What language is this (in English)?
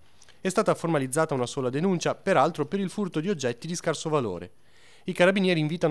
Italian